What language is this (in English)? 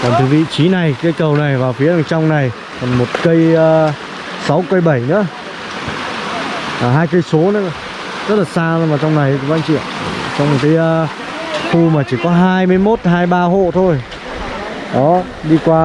Vietnamese